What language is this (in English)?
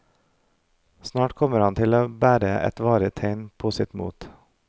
Norwegian